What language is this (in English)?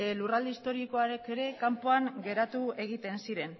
Basque